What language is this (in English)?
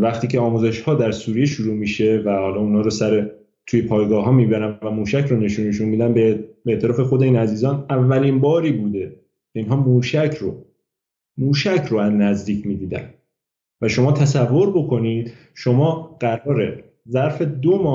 Persian